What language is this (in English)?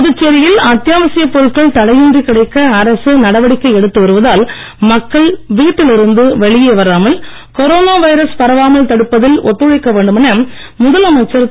Tamil